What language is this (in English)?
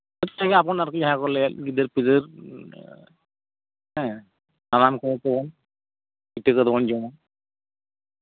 Santali